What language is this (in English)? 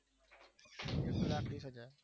Gujarati